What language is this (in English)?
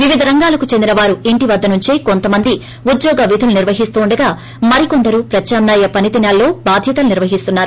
Telugu